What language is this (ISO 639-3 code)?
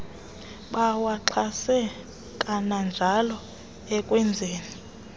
xho